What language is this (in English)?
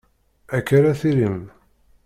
Kabyle